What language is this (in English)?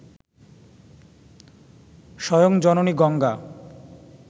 Bangla